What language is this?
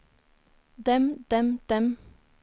Norwegian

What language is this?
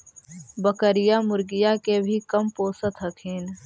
Magahi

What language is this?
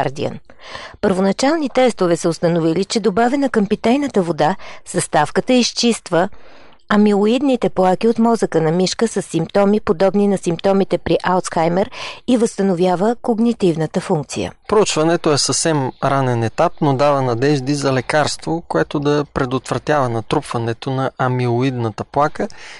Bulgarian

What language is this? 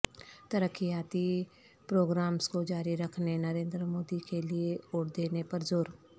Urdu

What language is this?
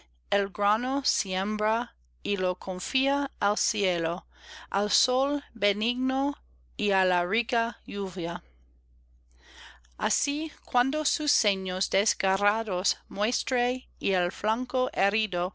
Spanish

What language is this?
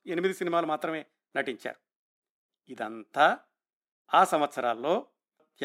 Telugu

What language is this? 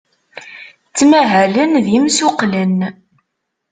Kabyle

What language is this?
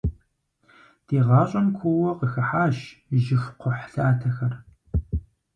Kabardian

